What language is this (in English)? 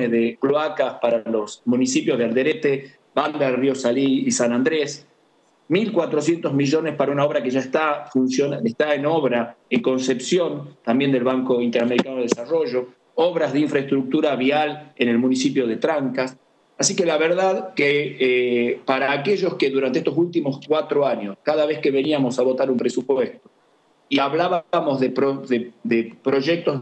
Spanish